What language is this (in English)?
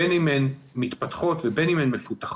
Hebrew